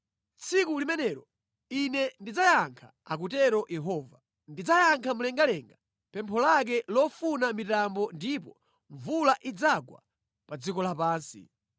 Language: Nyanja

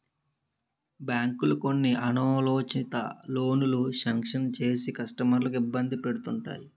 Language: Telugu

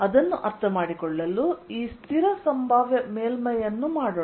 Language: Kannada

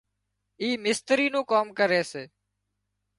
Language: Wadiyara Koli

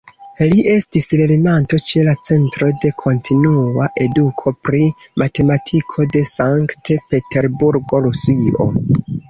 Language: Esperanto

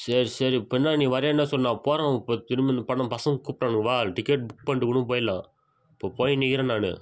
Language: Tamil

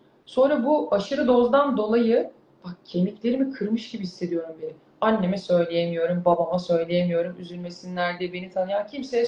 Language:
Turkish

